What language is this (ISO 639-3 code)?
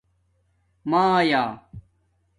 dmk